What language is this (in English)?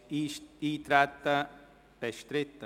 Swiss German